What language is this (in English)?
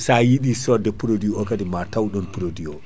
Fula